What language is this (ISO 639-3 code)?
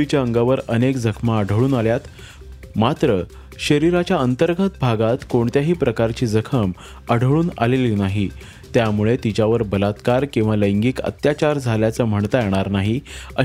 mar